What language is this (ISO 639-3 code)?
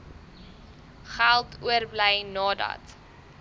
afr